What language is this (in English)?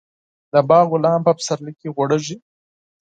Pashto